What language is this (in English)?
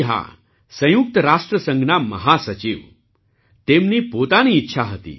Gujarati